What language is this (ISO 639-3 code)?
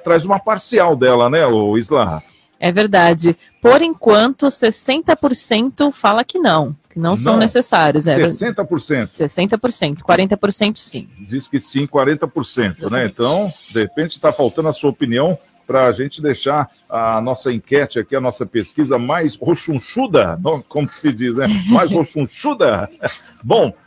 por